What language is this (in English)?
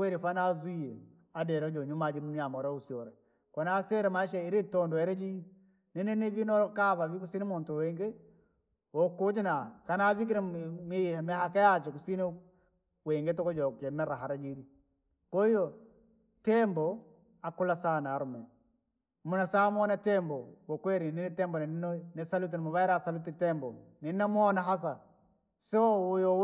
Langi